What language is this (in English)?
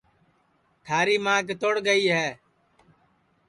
Sansi